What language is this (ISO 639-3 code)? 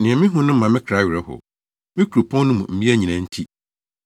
aka